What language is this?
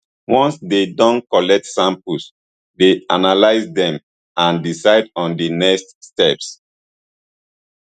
Nigerian Pidgin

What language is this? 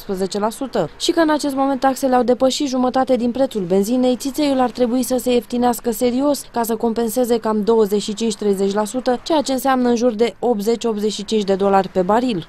Romanian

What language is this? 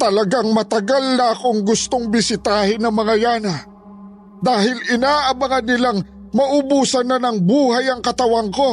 Filipino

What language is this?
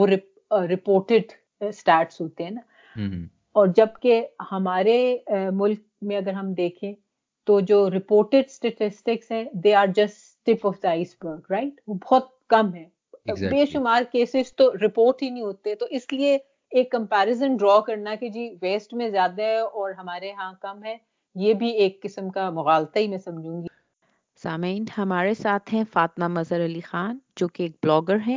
Urdu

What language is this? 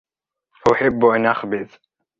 Arabic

